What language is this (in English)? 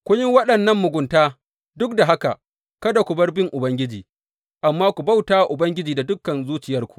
Hausa